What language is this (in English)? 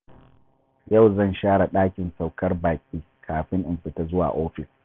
Hausa